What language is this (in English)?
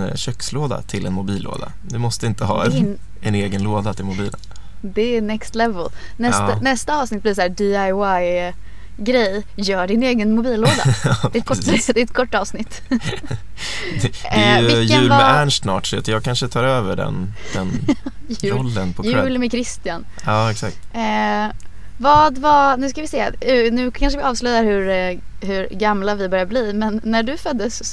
Swedish